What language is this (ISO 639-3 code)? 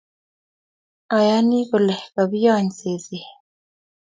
kln